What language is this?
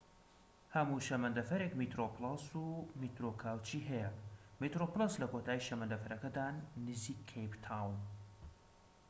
Central Kurdish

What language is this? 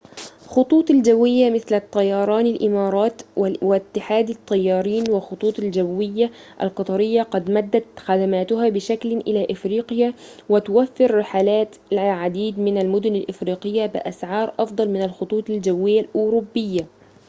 Arabic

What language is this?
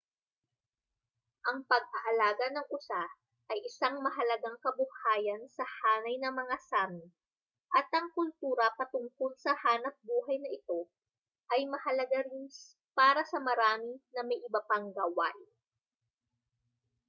Filipino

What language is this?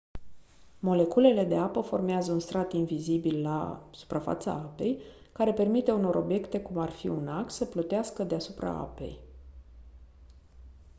Romanian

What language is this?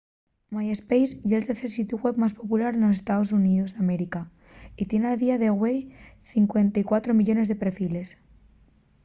Asturian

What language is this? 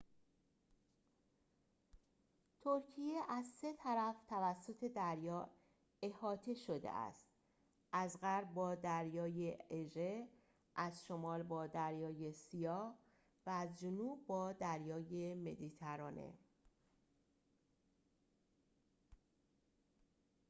Persian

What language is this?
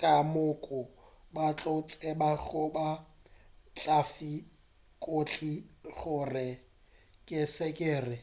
Northern Sotho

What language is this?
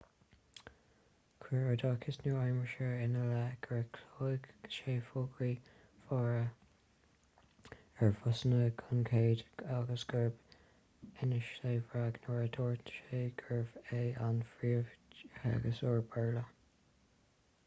Irish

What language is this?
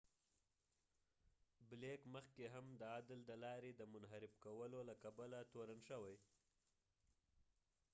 Pashto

